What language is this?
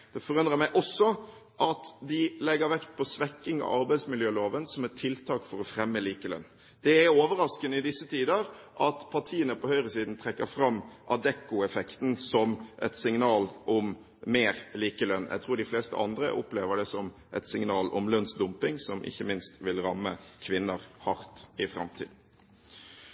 Norwegian Bokmål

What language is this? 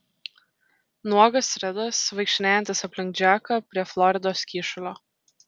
Lithuanian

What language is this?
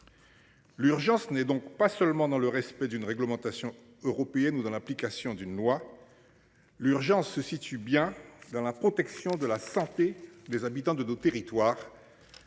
French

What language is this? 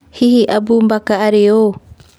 Kikuyu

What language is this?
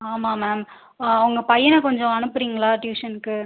Tamil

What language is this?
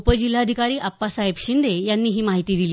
Marathi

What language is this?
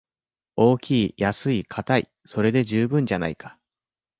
Japanese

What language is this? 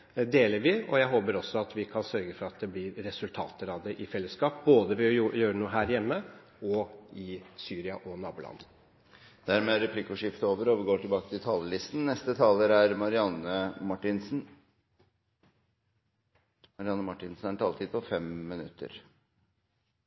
Norwegian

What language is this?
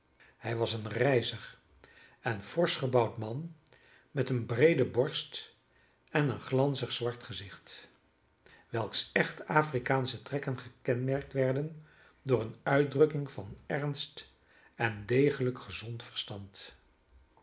Dutch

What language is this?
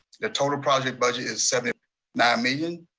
English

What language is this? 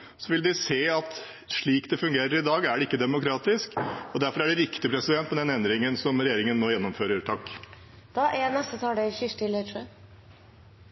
Norwegian Bokmål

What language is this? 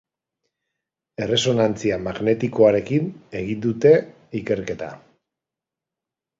Basque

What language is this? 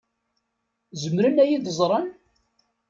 Kabyle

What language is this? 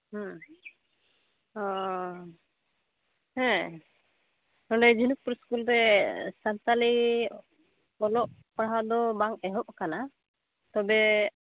Santali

